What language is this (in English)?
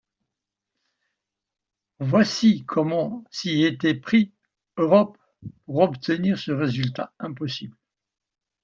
French